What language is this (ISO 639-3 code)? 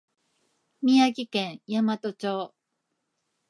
jpn